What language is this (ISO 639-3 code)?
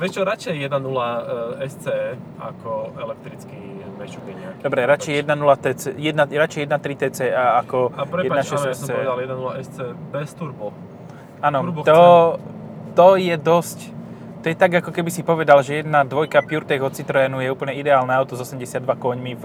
slk